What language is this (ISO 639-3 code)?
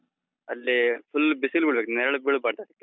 kan